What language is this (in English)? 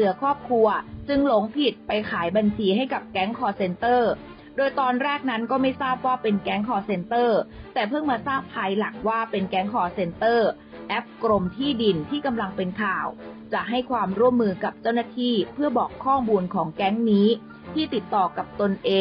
Thai